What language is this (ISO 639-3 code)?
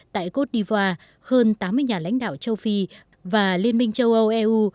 vie